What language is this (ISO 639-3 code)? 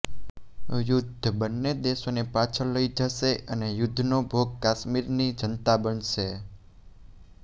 guj